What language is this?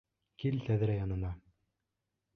Bashkir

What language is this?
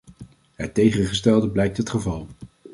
Dutch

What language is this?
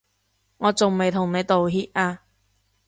Cantonese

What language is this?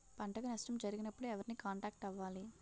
Telugu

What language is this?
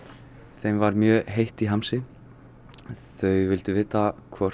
Icelandic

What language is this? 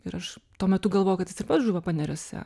Lithuanian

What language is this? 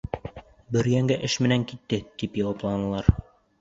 Bashkir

